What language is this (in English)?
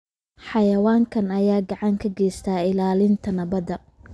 Somali